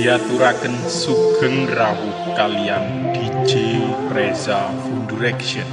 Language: Romanian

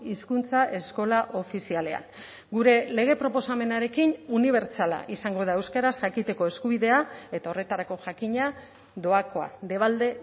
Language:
Basque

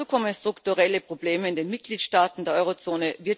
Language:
German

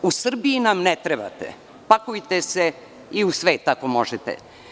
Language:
Serbian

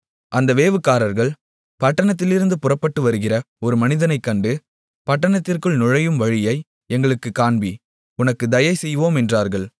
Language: Tamil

